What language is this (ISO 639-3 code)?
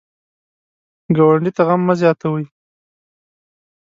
pus